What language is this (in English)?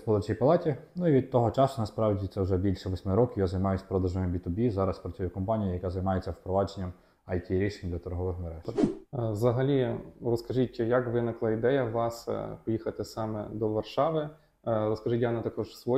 Ukrainian